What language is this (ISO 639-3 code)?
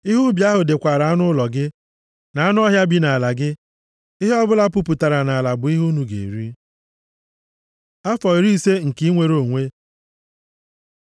ibo